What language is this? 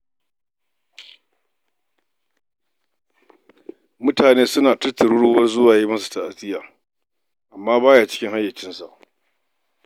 Hausa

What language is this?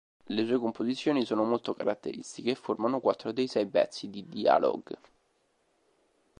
Italian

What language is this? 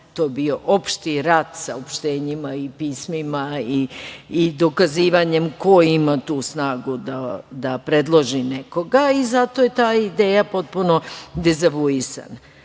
Serbian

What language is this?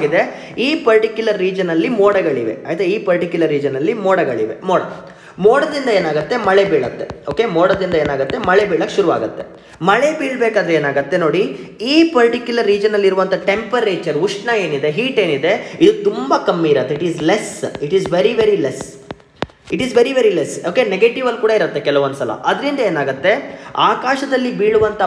Kannada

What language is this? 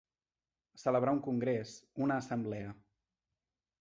Catalan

